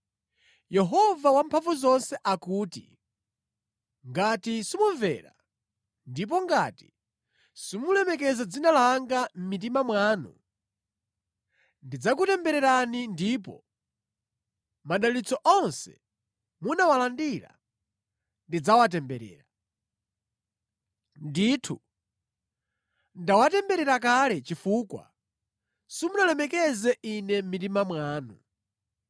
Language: Nyanja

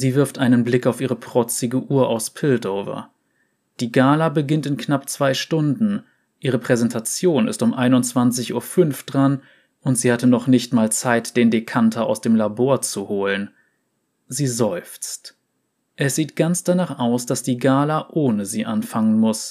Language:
German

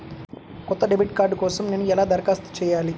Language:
Telugu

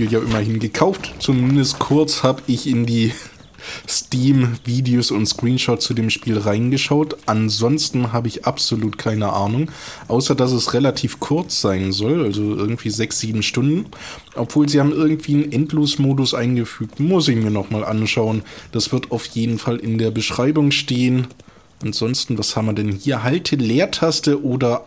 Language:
German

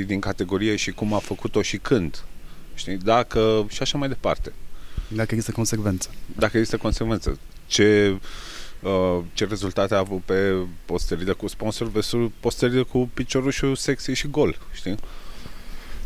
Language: Romanian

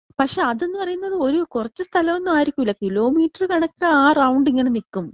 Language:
Malayalam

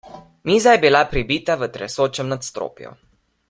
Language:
Slovenian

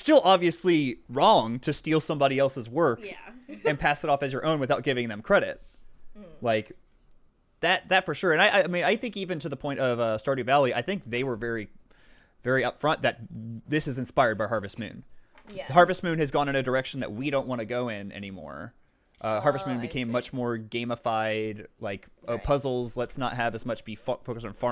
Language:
English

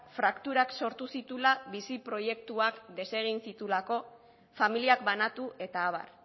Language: Basque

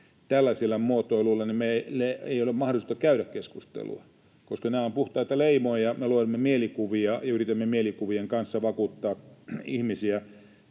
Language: Finnish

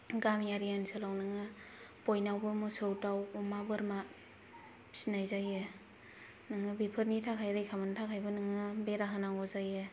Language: Bodo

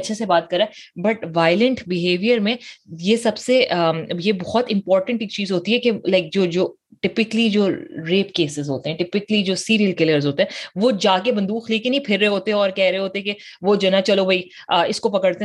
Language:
Urdu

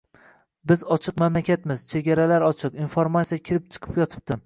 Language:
Uzbek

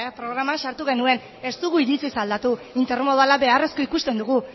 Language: Basque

